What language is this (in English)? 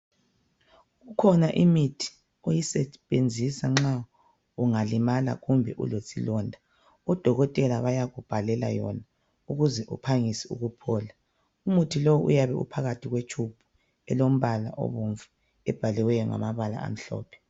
North Ndebele